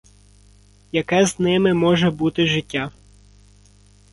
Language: Ukrainian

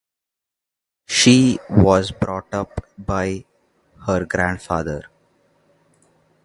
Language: English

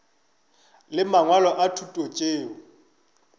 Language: Northern Sotho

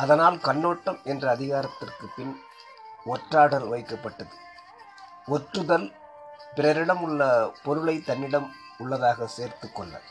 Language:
Tamil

